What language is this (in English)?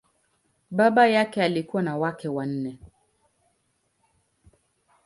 Swahili